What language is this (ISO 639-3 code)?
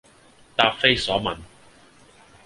yue